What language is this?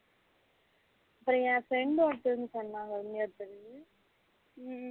Tamil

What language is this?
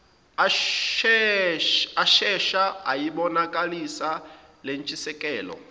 Zulu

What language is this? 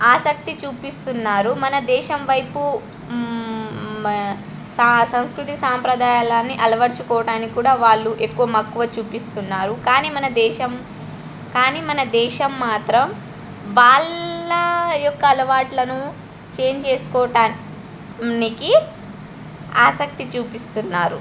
Telugu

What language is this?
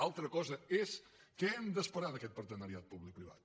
Catalan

